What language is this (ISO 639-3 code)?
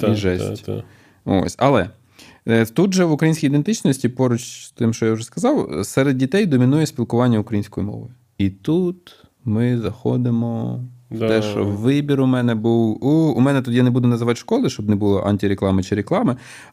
ukr